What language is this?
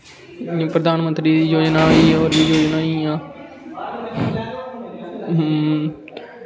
Dogri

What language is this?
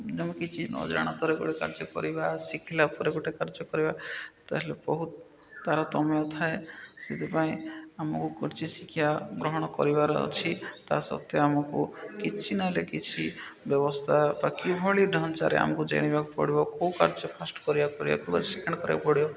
Odia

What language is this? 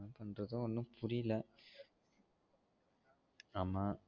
Tamil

